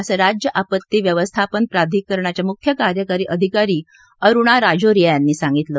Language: Marathi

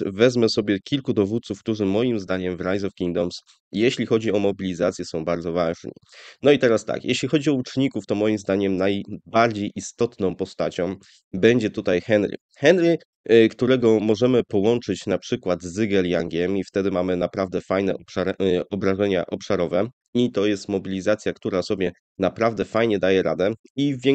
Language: Polish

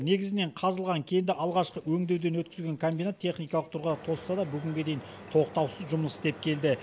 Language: Kazakh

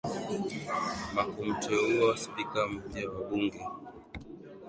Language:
Swahili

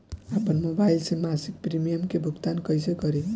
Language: Bhojpuri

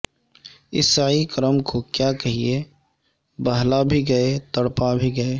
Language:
Urdu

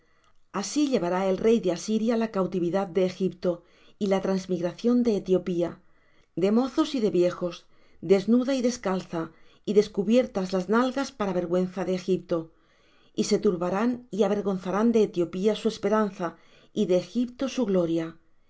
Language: Spanish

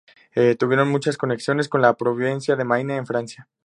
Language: Spanish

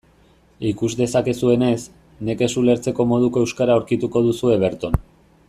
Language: Basque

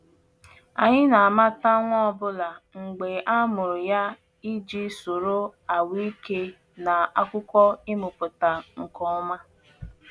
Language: Igbo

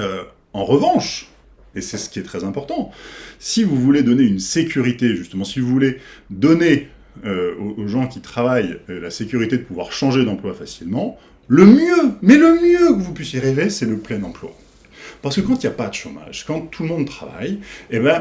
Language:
French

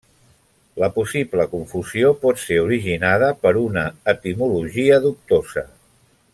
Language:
Catalan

